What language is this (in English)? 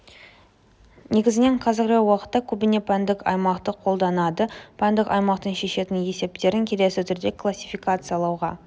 Kazakh